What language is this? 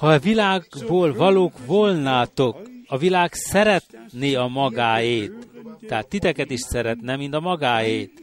Hungarian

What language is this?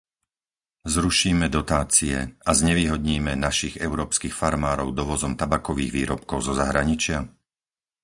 Slovak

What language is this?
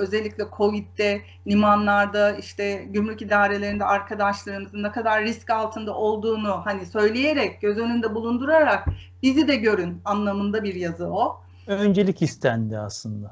Turkish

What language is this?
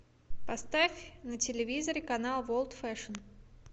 Russian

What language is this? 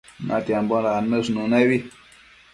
Matsés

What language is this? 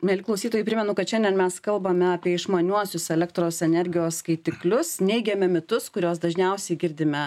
Lithuanian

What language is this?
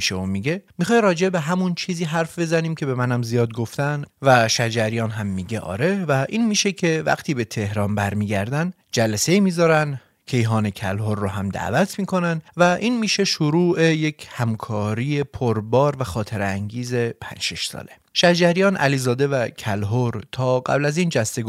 Persian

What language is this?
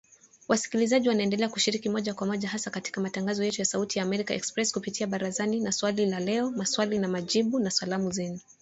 Swahili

